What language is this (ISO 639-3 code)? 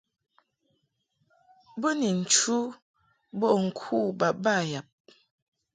mhk